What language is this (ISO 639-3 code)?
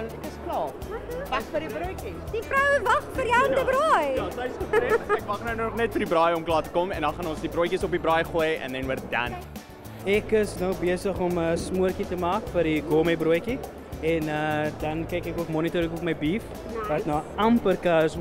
nld